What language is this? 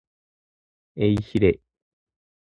Japanese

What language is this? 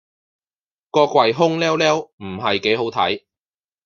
Cantonese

